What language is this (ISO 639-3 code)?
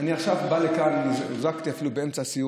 heb